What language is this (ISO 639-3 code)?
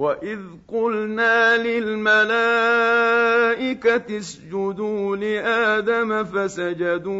ara